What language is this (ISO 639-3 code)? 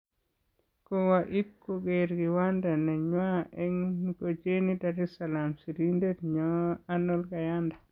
kln